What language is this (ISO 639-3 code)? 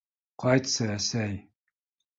bak